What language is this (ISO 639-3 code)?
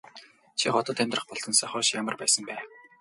mon